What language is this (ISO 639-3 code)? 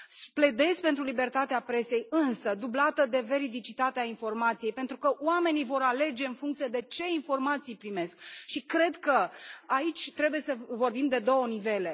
ron